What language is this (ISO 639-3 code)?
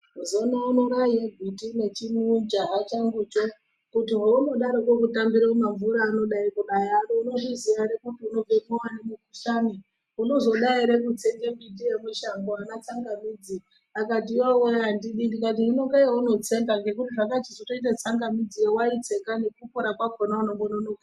ndc